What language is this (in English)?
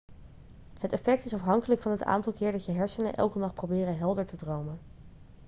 Dutch